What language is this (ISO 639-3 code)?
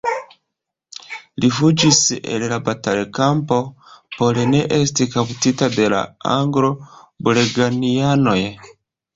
epo